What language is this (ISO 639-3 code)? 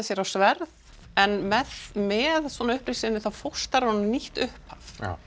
isl